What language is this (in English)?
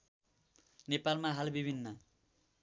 Nepali